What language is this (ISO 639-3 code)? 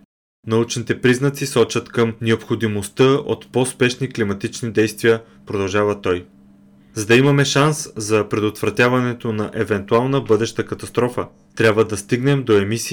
bul